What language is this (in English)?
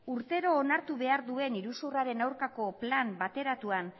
Basque